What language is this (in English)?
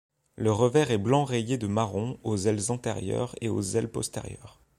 French